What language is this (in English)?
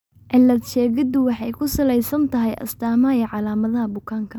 Somali